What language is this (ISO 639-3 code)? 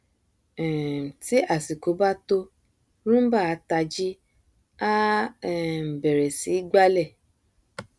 yor